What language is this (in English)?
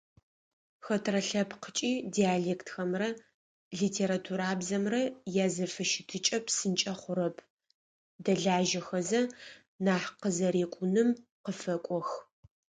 Adyghe